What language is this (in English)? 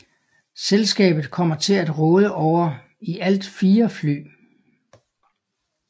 Danish